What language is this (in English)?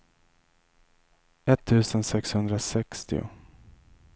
Swedish